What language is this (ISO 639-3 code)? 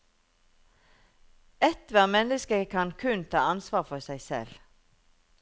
nor